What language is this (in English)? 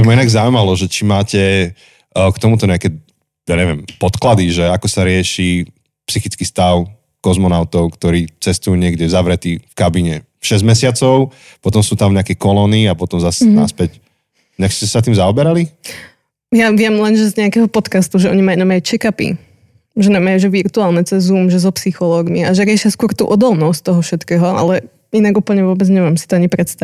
Slovak